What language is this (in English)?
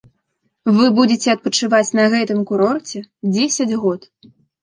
Belarusian